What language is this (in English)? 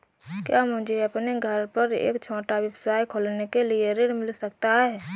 Hindi